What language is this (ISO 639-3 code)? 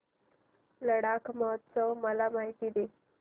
mar